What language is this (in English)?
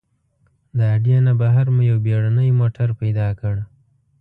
Pashto